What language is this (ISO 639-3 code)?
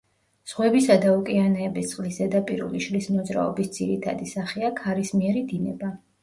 kat